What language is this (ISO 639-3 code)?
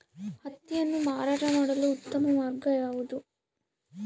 kan